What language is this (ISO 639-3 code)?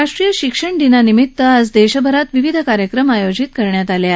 mar